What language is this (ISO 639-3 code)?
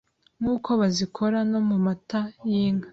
kin